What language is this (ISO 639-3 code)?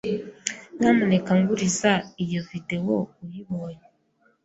kin